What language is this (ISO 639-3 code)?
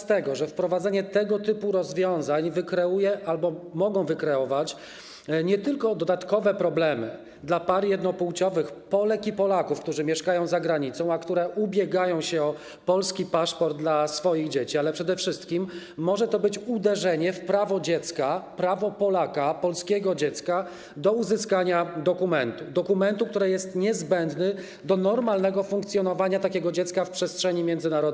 pol